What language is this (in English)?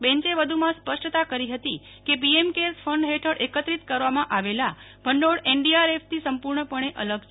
Gujarati